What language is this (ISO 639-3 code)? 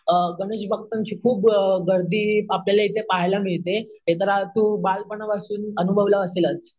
mar